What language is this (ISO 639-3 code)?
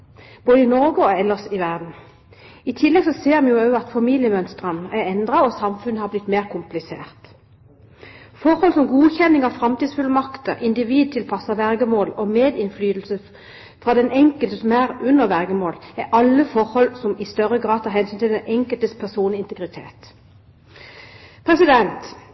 nob